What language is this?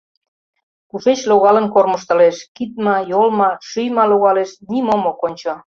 Mari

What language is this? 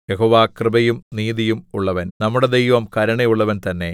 Malayalam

